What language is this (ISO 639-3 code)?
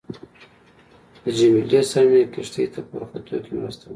pus